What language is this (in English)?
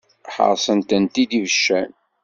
Kabyle